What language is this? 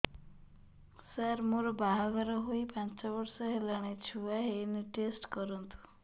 Odia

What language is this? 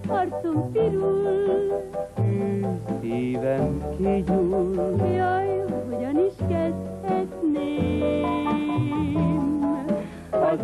Hungarian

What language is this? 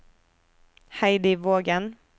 Norwegian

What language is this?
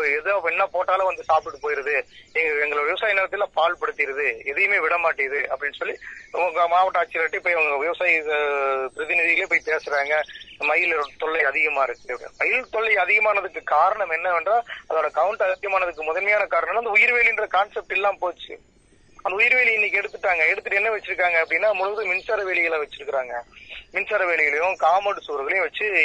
Tamil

